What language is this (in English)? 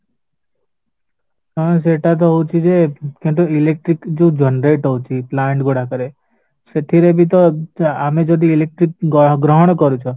Odia